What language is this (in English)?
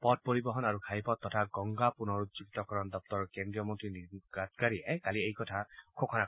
Assamese